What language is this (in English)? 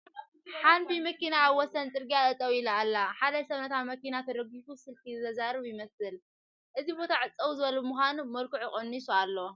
Tigrinya